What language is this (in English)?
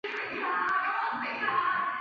Chinese